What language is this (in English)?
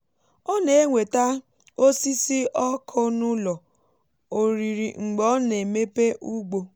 Igbo